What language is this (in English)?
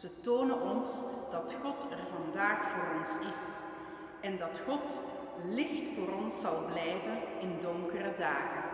Dutch